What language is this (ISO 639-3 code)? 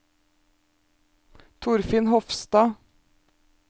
nor